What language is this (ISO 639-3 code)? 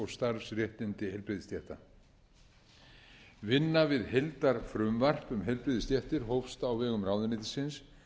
isl